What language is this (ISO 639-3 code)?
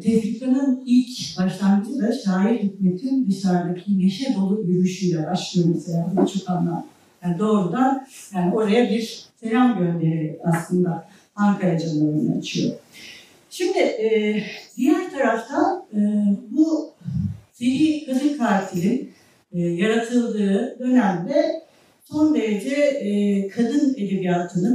tur